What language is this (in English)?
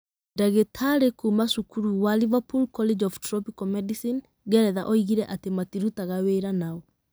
Kikuyu